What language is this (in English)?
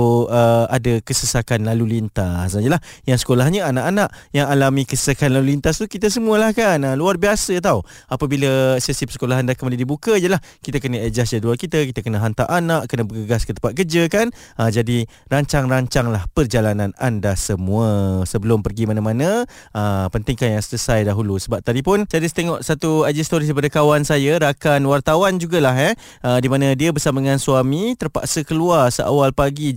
Malay